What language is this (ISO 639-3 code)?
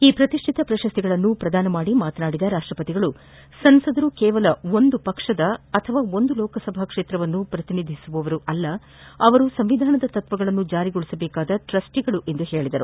kan